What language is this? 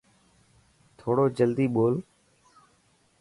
Dhatki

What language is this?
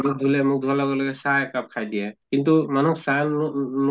Assamese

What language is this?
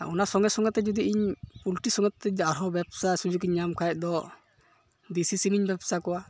Santali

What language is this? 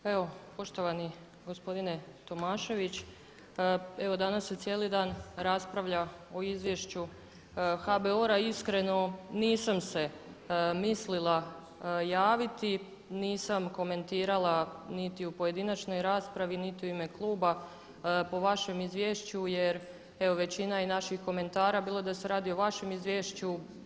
Croatian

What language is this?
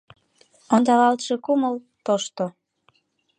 Mari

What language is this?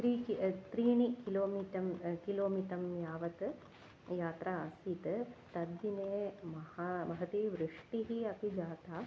Sanskrit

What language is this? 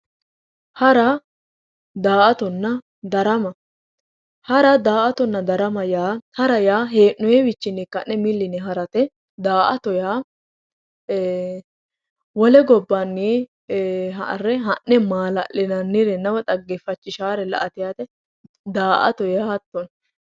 Sidamo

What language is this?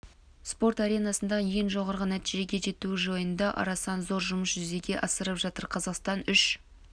Kazakh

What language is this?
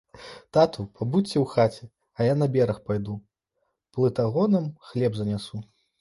Belarusian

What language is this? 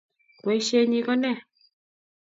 Kalenjin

